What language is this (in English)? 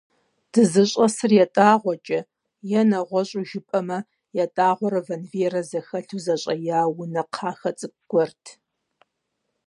Kabardian